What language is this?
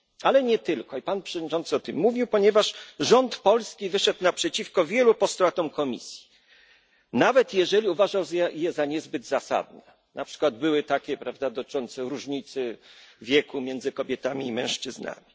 Polish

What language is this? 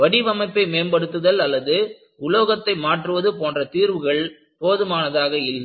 Tamil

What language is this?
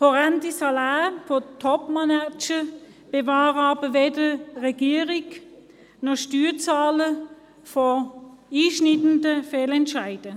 Swiss German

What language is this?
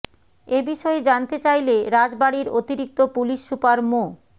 Bangla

